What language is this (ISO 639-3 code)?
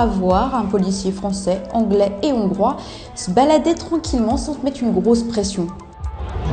fra